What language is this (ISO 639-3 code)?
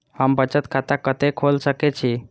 mai